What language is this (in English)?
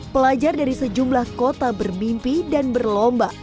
Indonesian